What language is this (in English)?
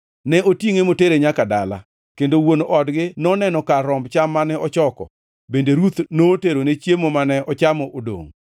Luo (Kenya and Tanzania)